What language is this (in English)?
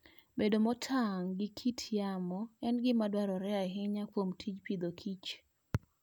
Luo (Kenya and Tanzania)